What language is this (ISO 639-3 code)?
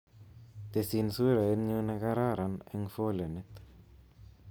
kln